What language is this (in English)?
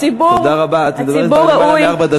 Hebrew